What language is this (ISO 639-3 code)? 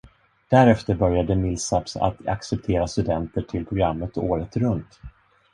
swe